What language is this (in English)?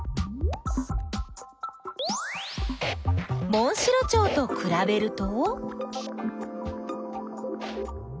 Japanese